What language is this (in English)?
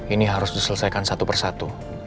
Indonesian